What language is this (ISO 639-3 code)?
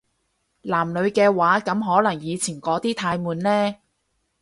yue